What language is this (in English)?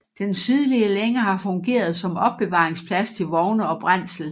Danish